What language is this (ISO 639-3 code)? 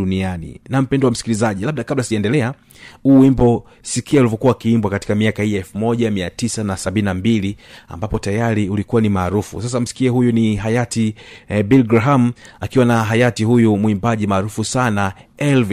swa